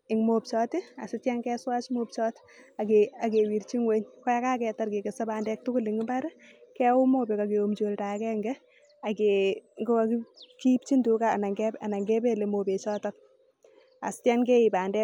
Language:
Kalenjin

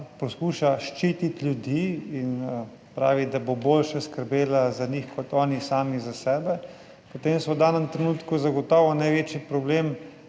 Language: Slovenian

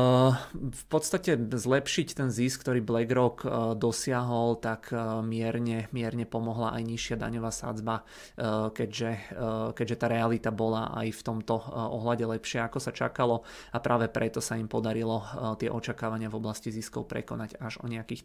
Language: Czech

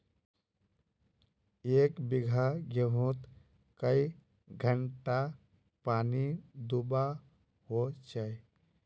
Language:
Magahi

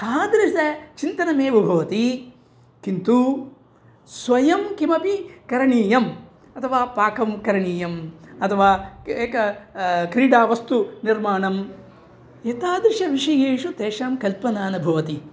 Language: Sanskrit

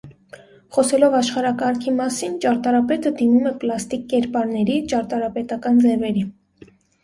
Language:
Armenian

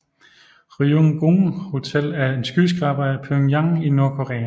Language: Danish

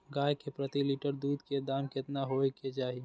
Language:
Maithili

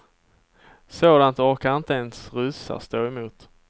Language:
Swedish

